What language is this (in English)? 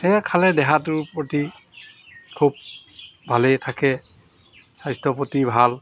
Assamese